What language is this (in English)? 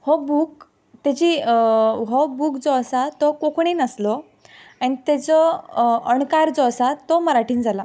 Konkani